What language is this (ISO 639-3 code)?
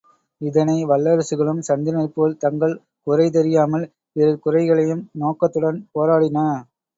tam